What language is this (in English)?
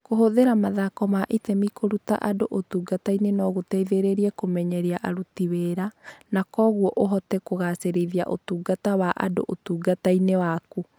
Kikuyu